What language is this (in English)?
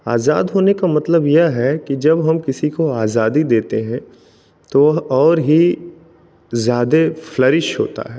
Hindi